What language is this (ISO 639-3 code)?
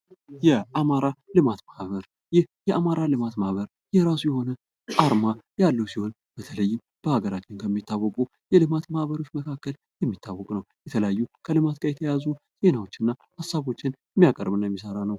amh